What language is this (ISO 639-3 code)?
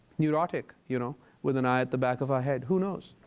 eng